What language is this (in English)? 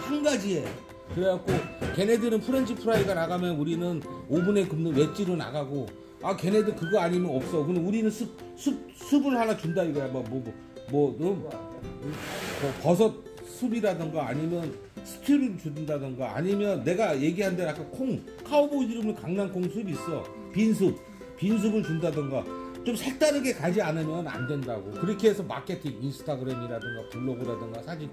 Korean